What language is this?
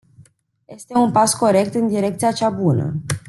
Romanian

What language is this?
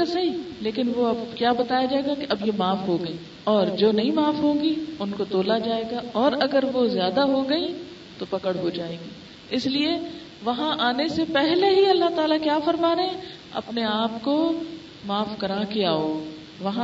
Urdu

